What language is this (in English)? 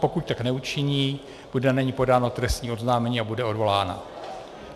Czech